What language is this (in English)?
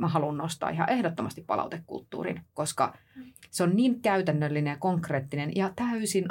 Finnish